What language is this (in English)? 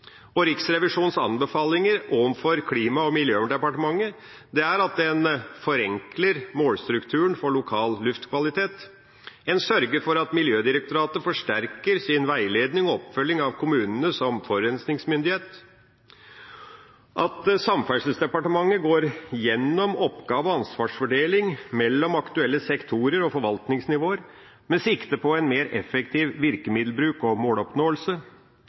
Norwegian Bokmål